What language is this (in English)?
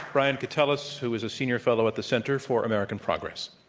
English